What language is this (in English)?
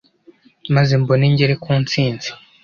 Kinyarwanda